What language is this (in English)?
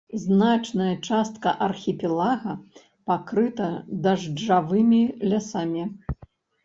Belarusian